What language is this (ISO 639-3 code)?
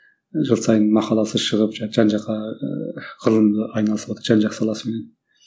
kaz